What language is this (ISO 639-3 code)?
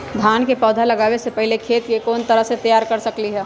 mag